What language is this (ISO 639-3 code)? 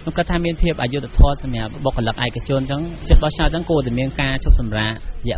tha